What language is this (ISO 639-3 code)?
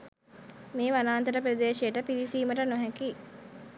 sin